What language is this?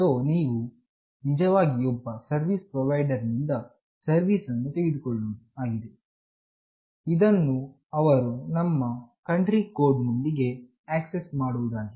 Kannada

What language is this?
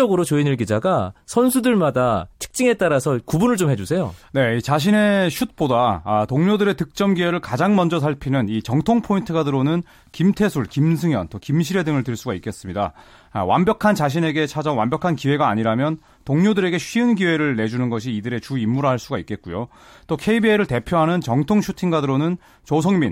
Korean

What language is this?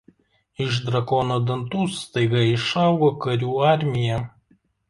Lithuanian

